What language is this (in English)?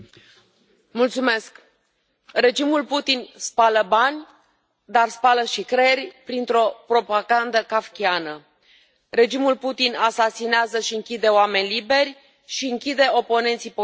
Romanian